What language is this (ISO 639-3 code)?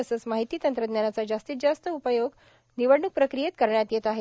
mar